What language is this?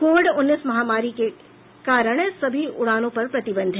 Hindi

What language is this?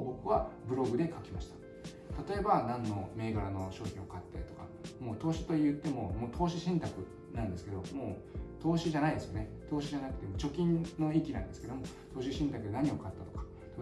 Japanese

